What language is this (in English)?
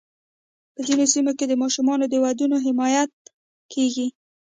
Pashto